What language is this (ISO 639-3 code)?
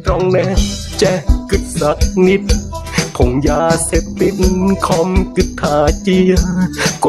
tha